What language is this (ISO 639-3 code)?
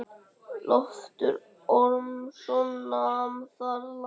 isl